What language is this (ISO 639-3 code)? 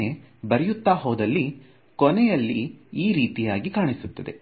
kan